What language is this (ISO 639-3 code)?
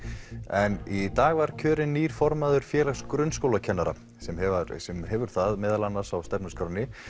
isl